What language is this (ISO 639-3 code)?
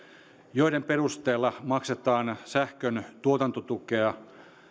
fin